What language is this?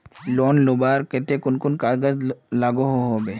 Magahi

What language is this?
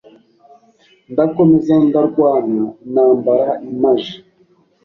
Kinyarwanda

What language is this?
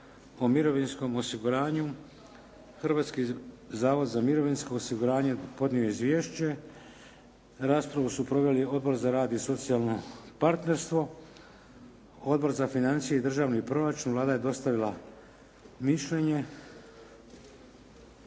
Croatian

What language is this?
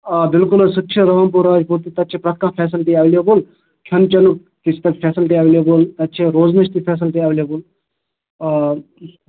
Kashmiri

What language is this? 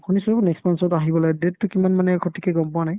Assamese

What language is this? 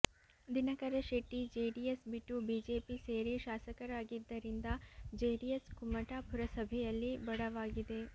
Kannada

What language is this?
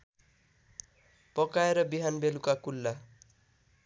Nepali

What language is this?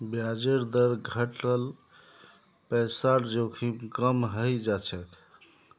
Magahi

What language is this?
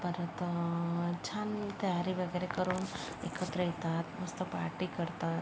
Marathi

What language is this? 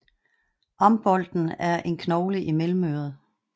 Danish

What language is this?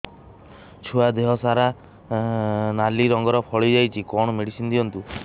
Odia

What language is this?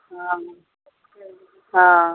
Maithili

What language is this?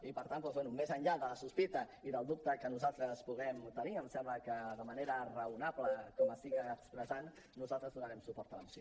Catalan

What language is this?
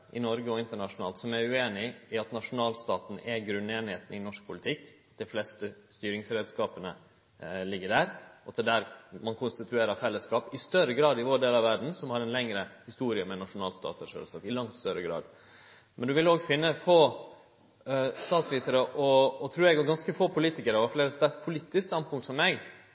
Norwegian Nynorsk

